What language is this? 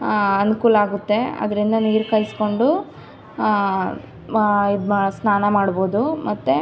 Kannada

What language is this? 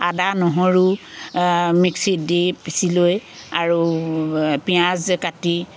Assamese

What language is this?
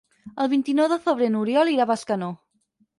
Catalan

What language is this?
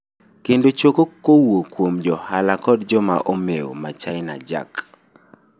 Luo (Kenya and Tanzania)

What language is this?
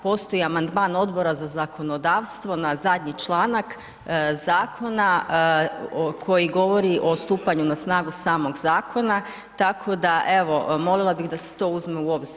Croatian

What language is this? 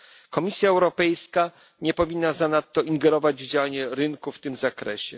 Polish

